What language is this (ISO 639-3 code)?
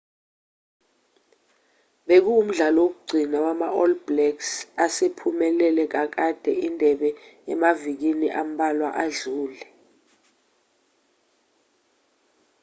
zul